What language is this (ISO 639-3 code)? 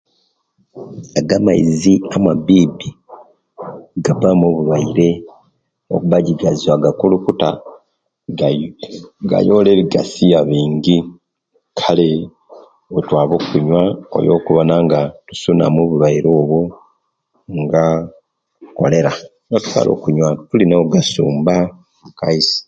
lke